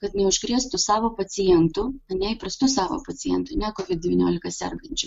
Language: Lithuanian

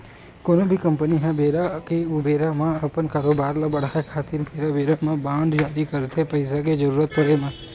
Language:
Chhattisgarhi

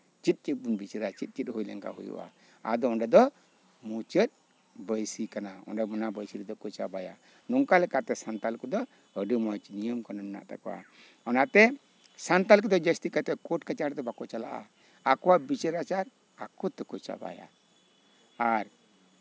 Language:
Santali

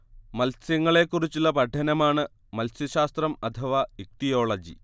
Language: Malayalam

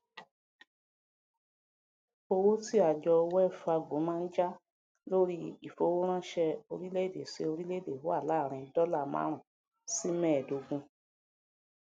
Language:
Yoruba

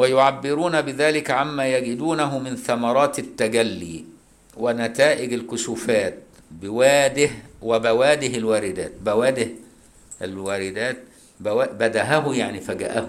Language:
Arabic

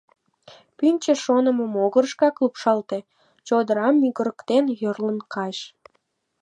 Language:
Mari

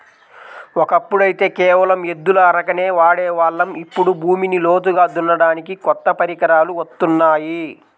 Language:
Telugu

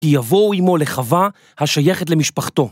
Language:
Hebrew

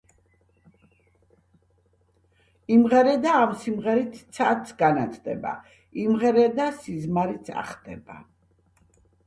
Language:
Georgian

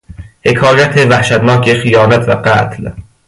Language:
Persian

